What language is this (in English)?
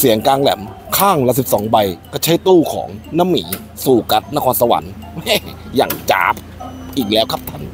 Thai